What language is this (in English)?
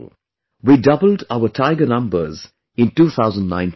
English